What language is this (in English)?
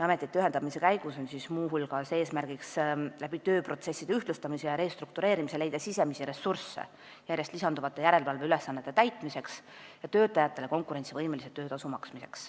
Estonian